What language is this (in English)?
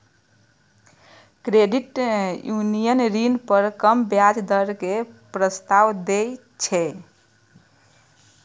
Maithili